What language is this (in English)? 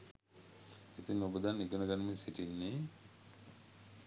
Sinhala